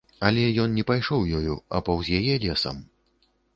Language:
Belarusian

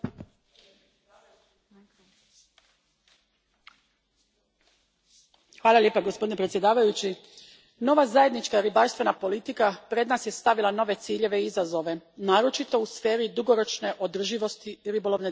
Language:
Croatian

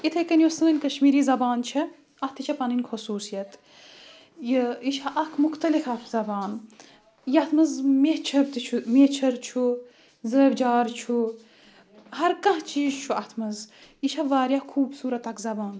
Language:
Kashmiri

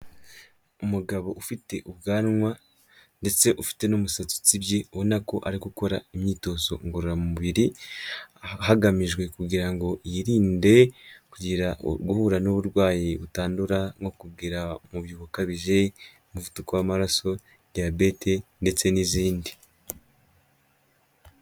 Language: Kinyarwanda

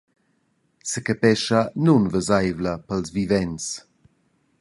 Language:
Romansh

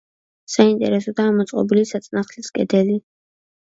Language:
Georgian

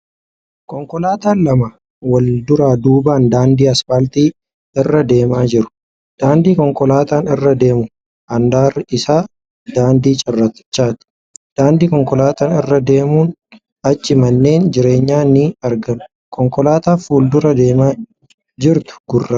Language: Oromo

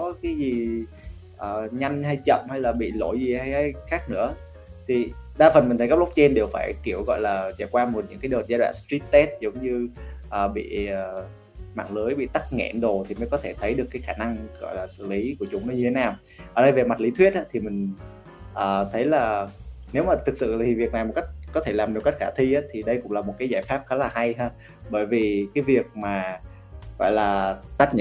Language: Vietnamese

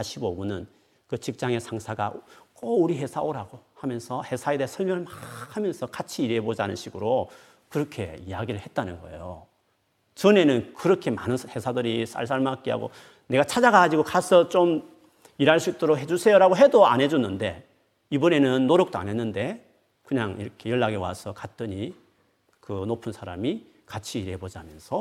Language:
Korean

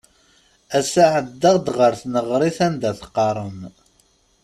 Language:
Kabyle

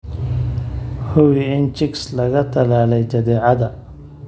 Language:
Somali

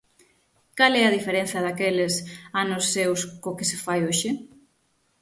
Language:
Galician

